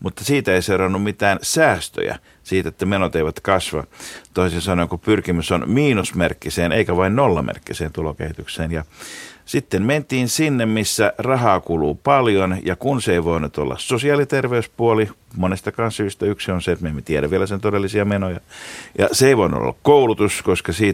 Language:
Finnish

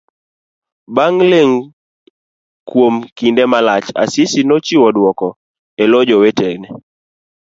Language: Luo (Kenya and Tanzania)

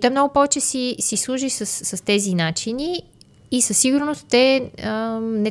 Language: Bulgarian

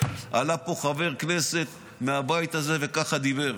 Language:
Hebrew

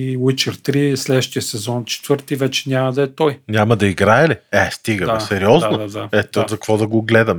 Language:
Bulgarian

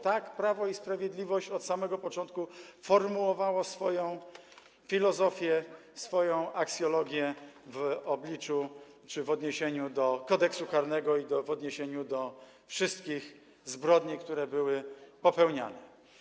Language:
Polish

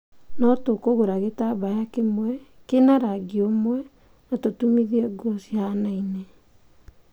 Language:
Kikuyu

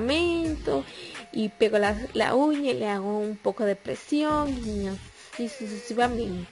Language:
Spanish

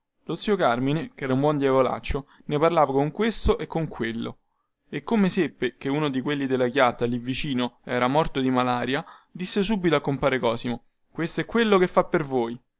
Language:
Italian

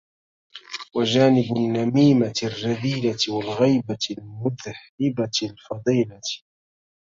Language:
Arabic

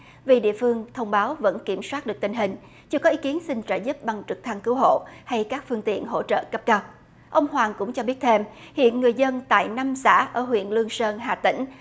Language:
Vietnamese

